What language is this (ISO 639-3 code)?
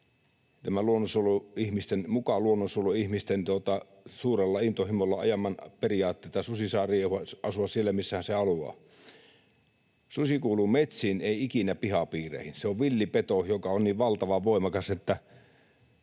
fin